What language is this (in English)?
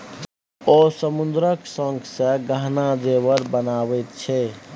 Maithili